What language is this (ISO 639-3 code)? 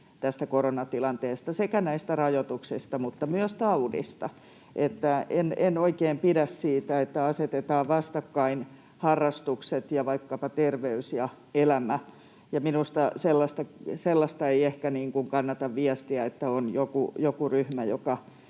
fin